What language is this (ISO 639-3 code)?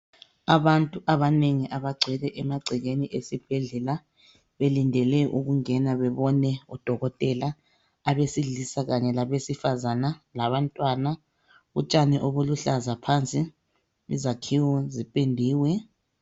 nde